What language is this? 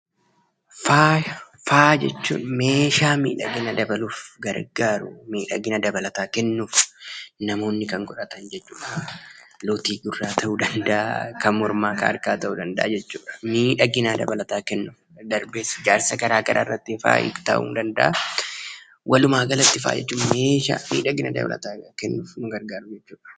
Oromo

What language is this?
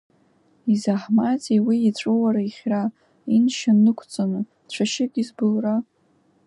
Abkhazian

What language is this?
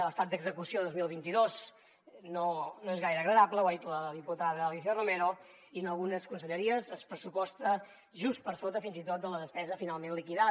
Catalan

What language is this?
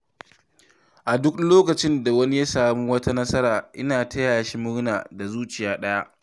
Hausa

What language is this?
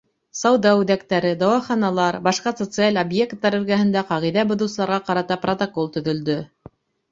Bashkir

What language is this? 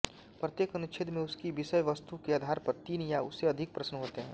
Hindi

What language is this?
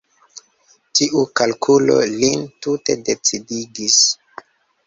Esperanto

